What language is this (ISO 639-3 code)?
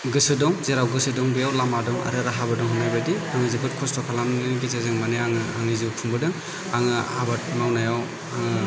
brx